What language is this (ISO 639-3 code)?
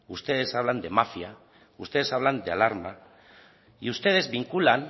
spa